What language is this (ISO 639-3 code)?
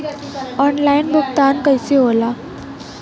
bho